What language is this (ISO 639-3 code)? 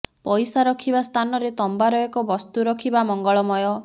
ori